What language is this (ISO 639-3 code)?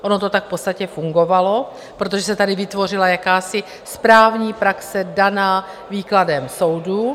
ces